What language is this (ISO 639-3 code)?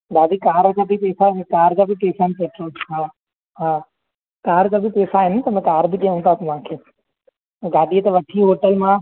snd